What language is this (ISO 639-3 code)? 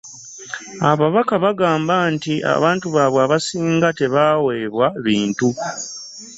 lug